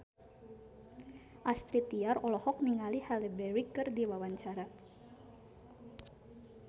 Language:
Sundanese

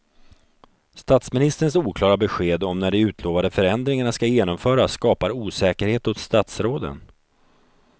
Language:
Swedish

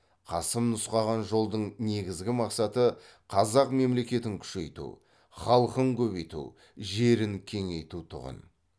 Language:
Kazakh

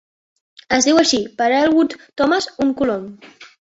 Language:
Catalan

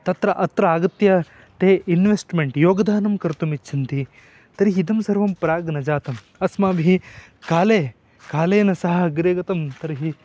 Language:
Sanskrit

